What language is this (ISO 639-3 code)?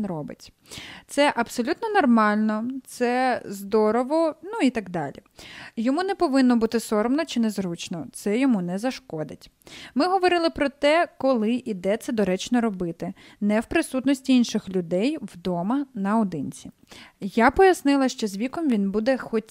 ukr